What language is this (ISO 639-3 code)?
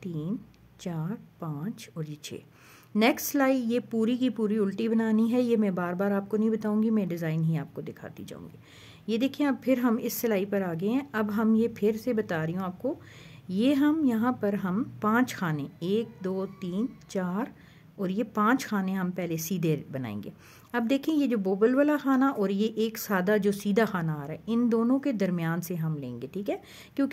hin